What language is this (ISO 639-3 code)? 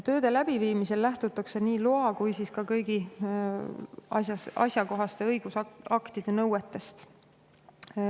est